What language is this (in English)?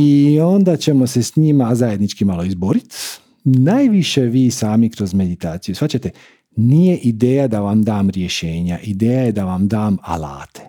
Croatian